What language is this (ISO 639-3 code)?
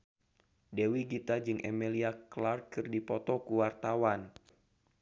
sun